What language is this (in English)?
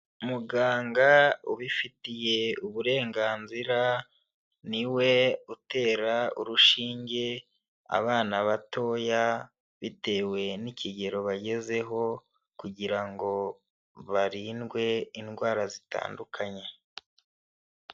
Kinyarwanda